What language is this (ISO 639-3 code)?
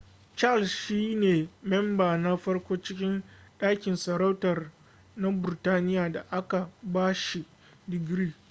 hau